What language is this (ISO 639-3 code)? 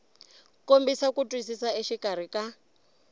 tso